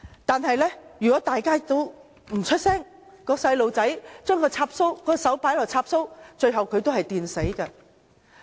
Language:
Cantonese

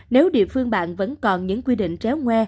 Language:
Vietnamese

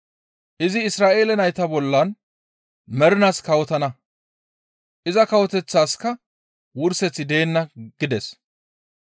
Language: Gamo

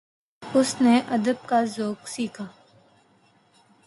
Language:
Urdu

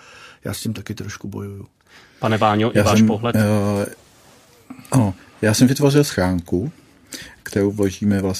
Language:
Czech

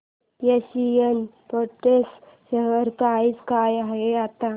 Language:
Marathi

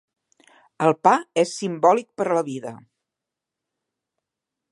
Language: Catalan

